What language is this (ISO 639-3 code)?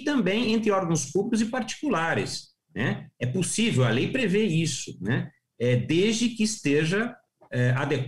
por